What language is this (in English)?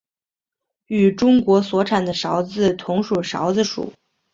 Chinese